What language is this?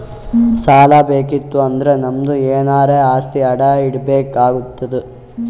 Kannada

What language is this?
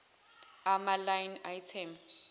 Zulu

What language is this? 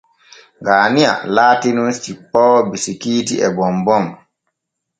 Borgu Fulfulde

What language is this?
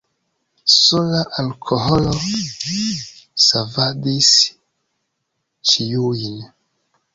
Esperanto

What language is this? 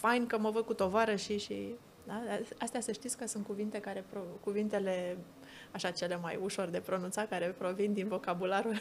Romanian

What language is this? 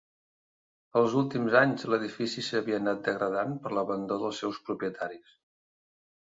Catalan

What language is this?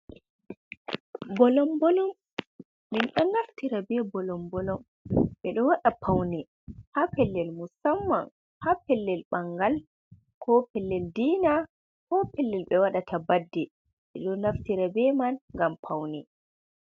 Fula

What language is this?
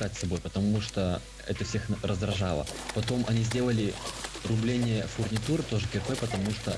Russian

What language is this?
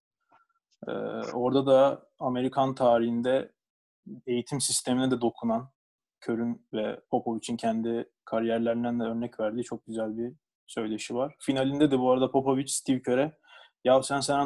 Turkish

